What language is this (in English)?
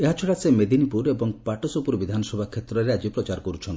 Odia